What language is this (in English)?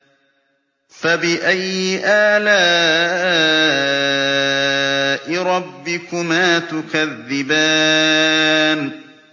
Arabic